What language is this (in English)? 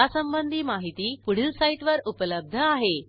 Marathi